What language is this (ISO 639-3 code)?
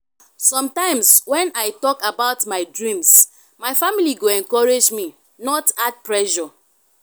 pcm